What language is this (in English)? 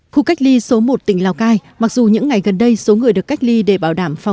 Vietnamese